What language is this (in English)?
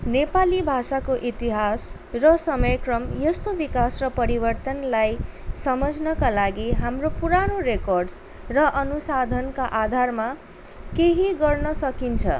Nepali